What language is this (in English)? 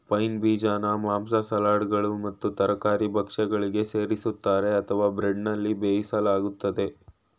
Kannada